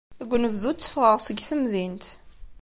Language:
Kabyle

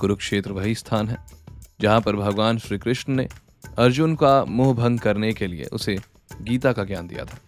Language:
Hindi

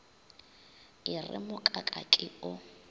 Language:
Northern Sotho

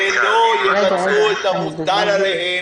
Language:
Hebrew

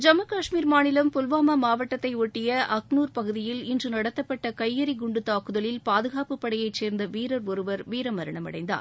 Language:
Tamil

